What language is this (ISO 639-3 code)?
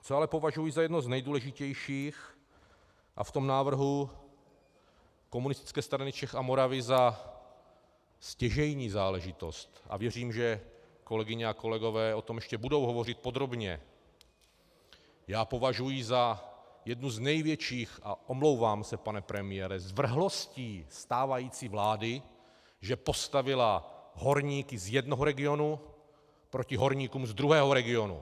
ces